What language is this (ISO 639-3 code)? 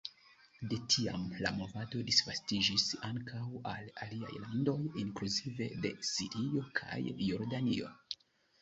epo